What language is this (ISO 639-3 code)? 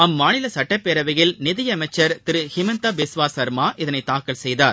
tam